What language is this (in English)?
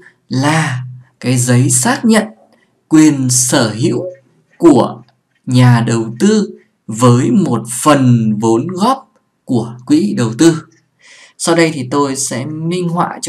Vietnamese